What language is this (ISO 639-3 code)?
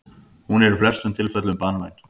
isl